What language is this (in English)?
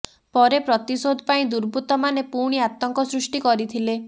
Odia